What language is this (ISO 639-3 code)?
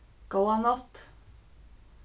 fao